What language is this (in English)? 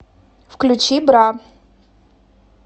Russian